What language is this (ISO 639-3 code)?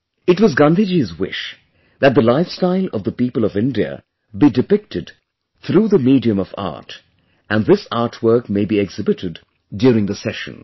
eng